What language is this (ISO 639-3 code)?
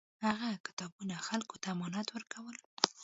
pus